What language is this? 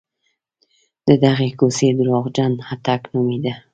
Pashto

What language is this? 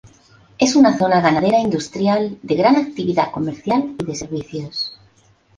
Spanish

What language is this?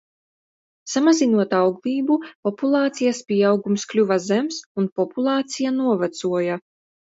Latvian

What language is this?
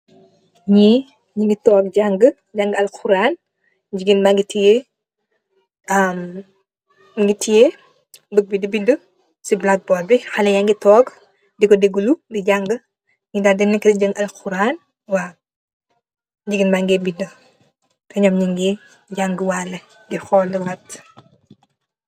Wolof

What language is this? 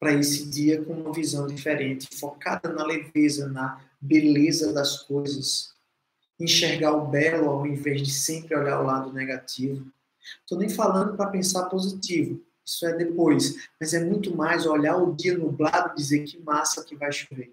Portuguese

